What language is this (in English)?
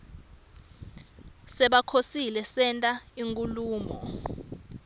Swati